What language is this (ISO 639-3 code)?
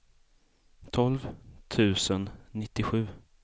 swe